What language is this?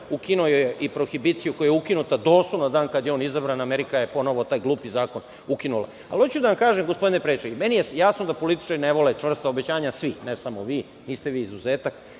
Serbian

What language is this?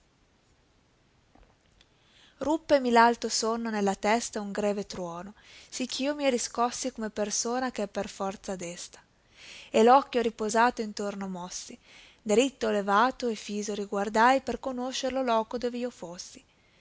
Italian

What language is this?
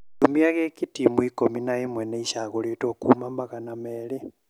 Kikuyu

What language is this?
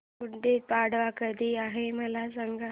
Marathi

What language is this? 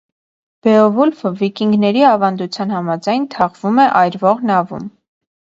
Armenian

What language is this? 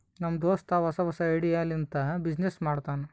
Kannada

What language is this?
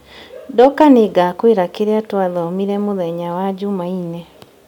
Kikuyu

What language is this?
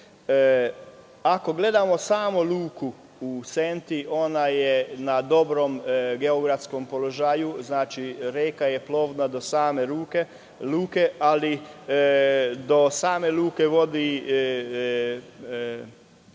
Serbian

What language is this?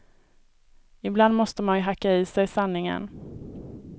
Swedish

